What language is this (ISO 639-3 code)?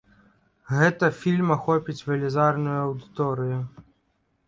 bel